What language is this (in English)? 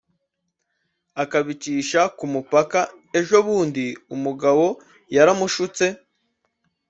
Kinyarwanda